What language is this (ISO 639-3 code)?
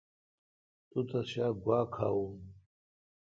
xka